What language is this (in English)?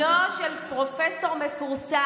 Hebrew